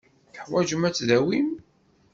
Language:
Kabyle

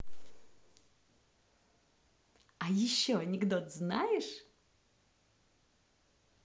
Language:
Russian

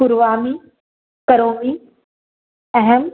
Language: Sanskrit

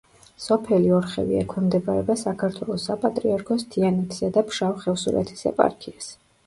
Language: Georgian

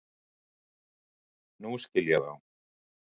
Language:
Icelandic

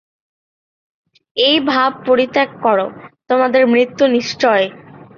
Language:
Bangla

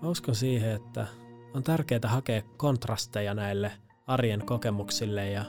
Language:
Finnish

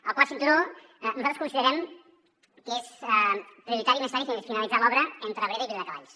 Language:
Catalan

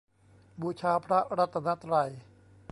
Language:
Thai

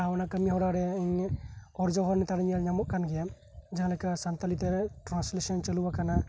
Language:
Santali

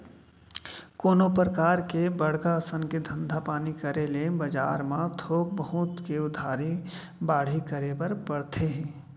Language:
Chhattisgarhi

